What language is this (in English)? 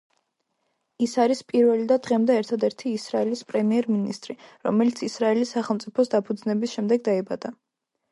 Georgian